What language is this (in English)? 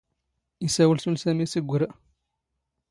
Standard Moroccan Tamazight